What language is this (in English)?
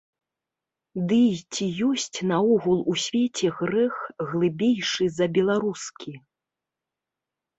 Belarusian